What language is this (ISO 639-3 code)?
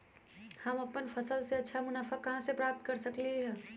mag